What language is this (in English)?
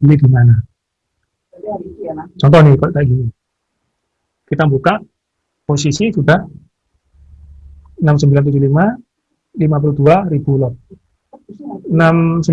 Indonesian